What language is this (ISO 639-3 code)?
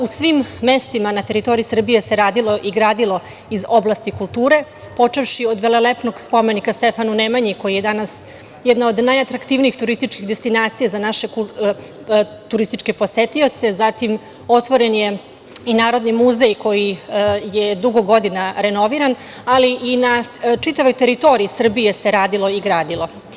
srp